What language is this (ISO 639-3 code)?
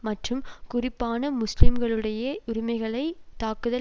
tam